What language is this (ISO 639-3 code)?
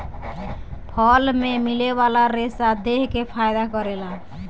bho